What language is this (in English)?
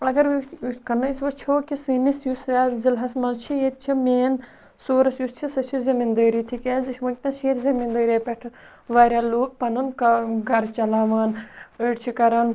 Kashmiri